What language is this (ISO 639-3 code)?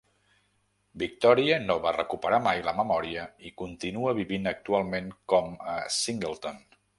cat